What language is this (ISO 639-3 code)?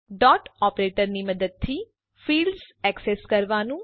guj